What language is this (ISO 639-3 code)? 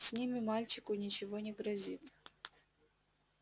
rus